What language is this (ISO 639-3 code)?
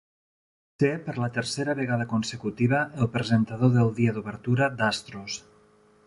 cat